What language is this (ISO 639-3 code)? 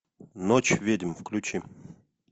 rus